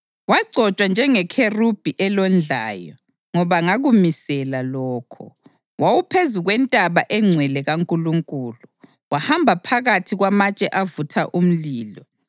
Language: North Ndebele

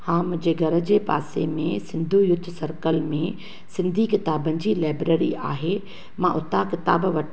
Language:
Sindhi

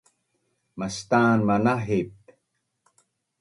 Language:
Bunun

